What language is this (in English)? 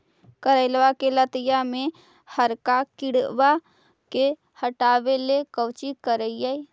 Magahi